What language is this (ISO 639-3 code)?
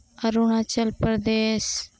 sat